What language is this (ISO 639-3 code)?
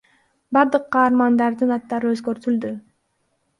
kir